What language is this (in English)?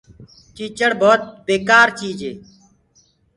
Gurgula